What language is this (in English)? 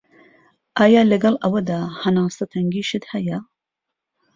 Central Kurdish